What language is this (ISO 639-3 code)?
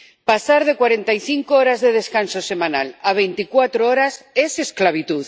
spa